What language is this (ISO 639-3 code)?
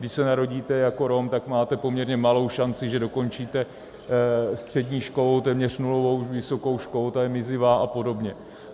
ces